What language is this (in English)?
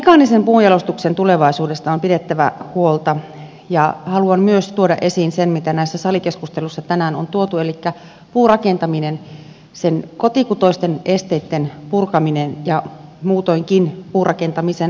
Finnish